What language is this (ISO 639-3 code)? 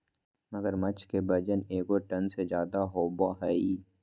mag